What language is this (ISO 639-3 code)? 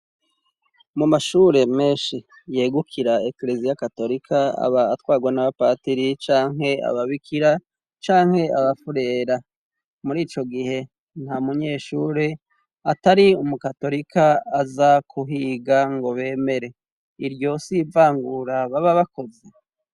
run